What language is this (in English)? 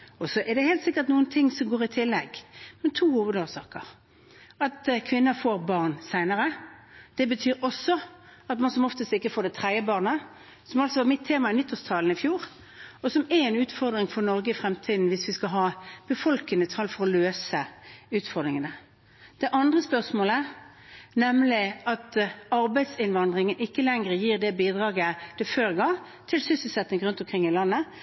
Norwegian Bokmål